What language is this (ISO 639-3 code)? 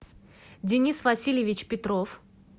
rus